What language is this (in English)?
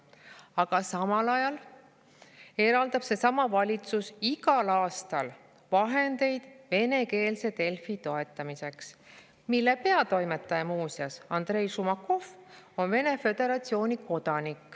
Estonian